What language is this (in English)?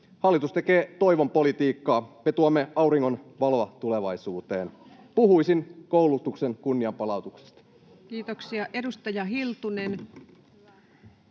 Finnish